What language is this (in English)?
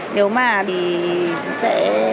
Vietnamese